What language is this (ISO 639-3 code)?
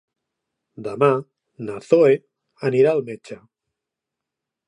cat